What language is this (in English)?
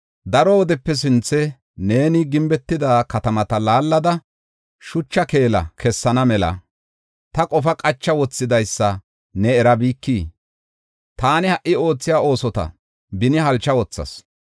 Gofa